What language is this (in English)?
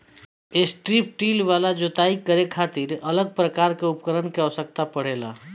Bhojpuri